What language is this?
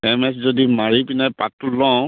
Assamese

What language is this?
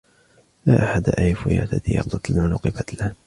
Arabic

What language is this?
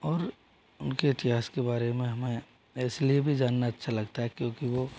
Hindi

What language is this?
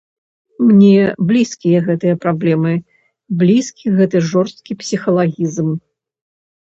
Belarusian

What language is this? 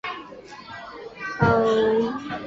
Chinese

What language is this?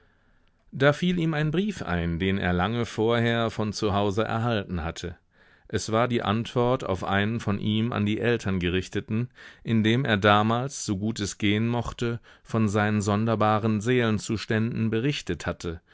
German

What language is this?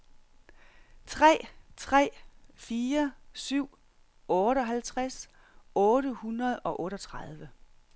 Danish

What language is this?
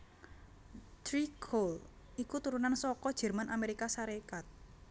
Javanese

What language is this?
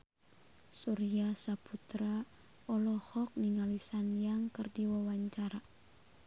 Sundanese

